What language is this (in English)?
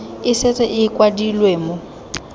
Tswana